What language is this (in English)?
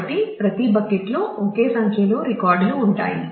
Telugu